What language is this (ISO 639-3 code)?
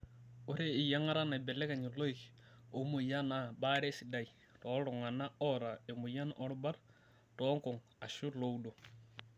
mas